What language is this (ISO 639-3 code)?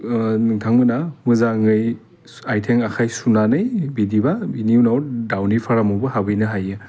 brx